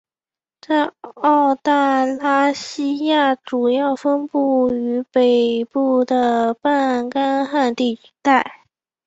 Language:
Chinese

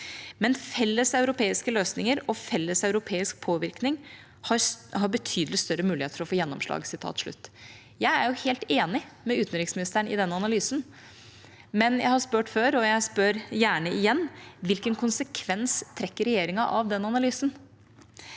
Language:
Norwegian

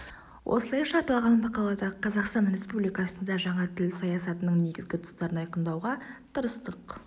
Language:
Kazakh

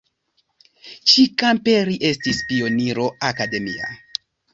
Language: Esperanto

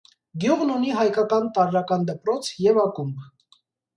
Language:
Armenian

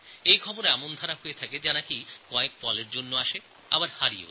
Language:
Bangla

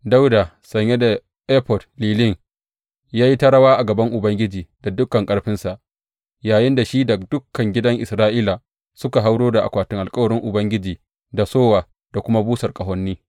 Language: Hausa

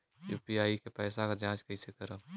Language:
Bhojpuri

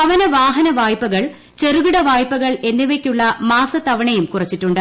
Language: Malayalam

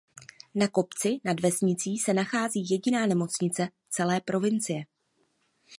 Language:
Czech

